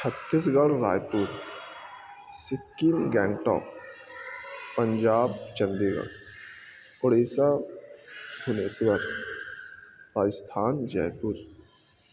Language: Urdu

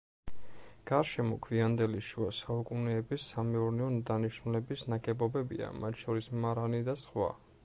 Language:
Georgian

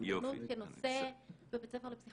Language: Hebrew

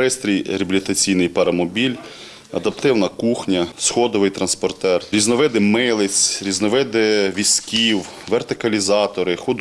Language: Ukrainian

